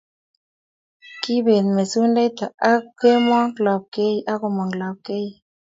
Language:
Kalenjin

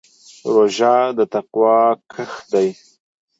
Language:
Pashto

